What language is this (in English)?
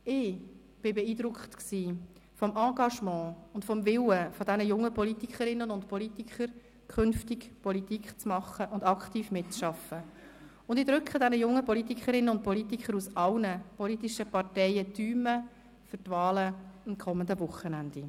Swiss German